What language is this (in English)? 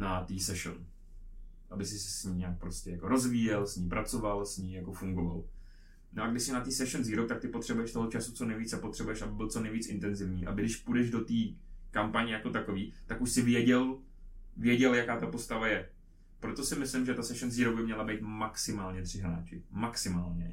Czech